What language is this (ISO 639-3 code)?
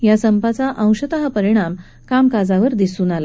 mar